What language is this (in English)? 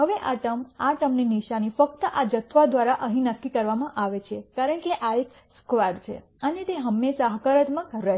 Gujarati